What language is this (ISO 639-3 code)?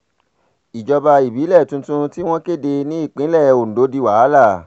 yor